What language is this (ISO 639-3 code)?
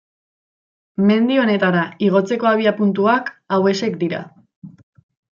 eus